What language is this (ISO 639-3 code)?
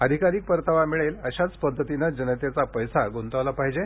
mar